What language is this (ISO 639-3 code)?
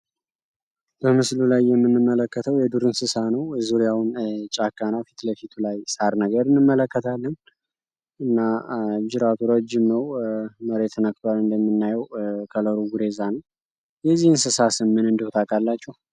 amh